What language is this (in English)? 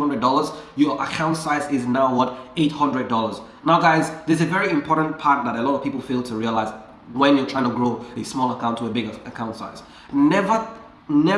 English